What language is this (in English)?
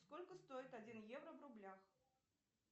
Russian